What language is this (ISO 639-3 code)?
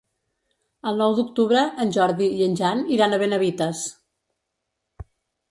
cat